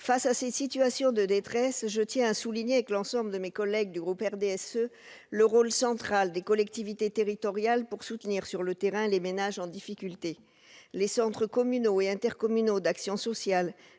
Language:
French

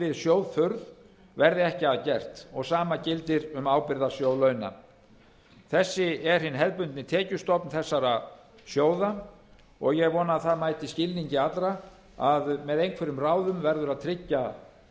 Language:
Icelandic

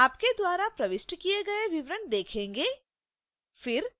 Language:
Hindi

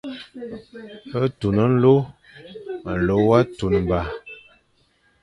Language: Fang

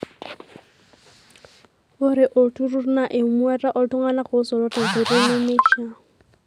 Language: Masai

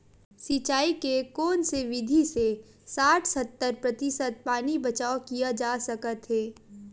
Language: Chhattisgarhi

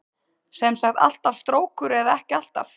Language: Icelandic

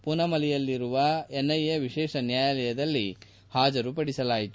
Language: Kannada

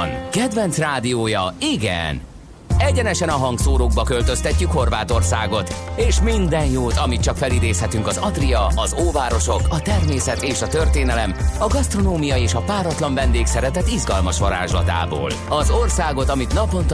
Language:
Hungarian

